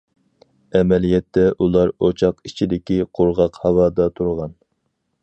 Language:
Uyghur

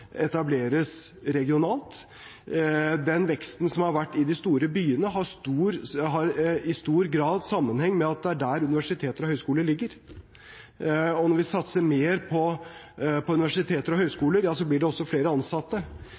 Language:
Norwegian Bokmål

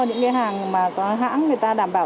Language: Vietnamese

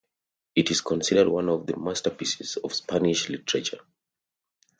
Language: English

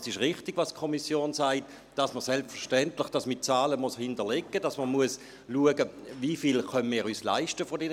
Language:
Swiss German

